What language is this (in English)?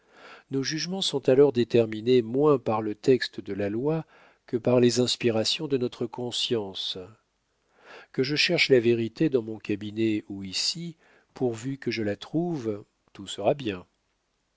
French